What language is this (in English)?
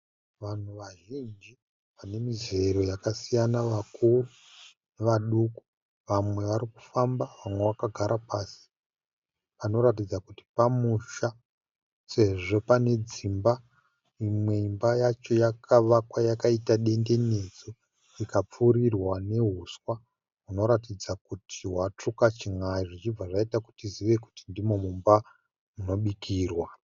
Shona